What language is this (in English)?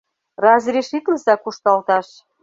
Mari